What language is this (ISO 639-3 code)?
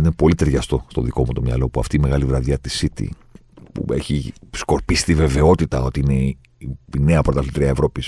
ell